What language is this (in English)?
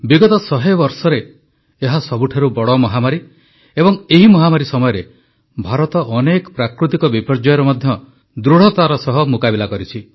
Odia